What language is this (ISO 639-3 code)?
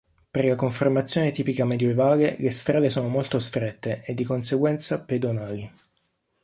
ita